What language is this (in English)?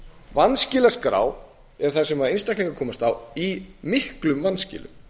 Icelandic